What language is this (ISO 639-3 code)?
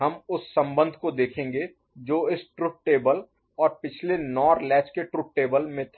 hin